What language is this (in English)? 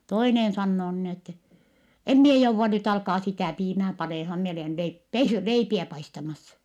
Finnish